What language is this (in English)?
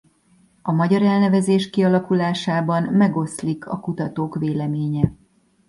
Hungarian